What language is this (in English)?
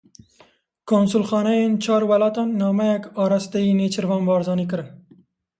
Kurdish